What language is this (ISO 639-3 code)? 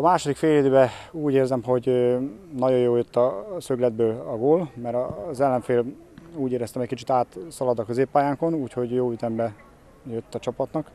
hun